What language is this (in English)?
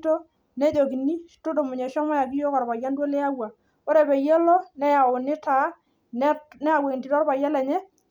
Masai